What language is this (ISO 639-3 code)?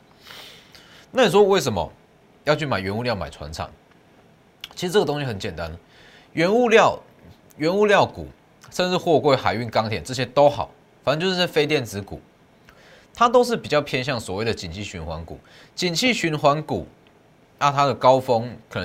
zho